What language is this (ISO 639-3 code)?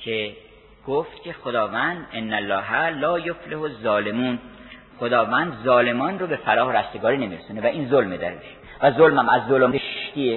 fas